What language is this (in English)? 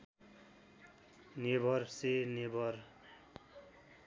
Nepali